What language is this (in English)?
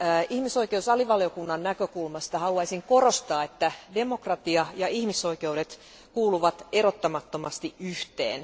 Finnish